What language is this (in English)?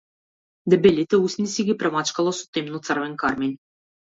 Macedonian